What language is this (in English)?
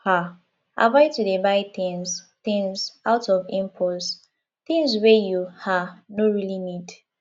Nigerian Pidgin